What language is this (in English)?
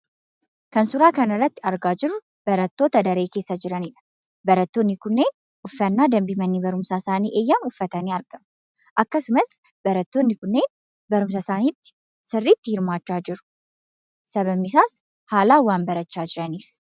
Oromo